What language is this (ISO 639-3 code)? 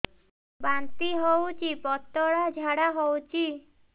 ori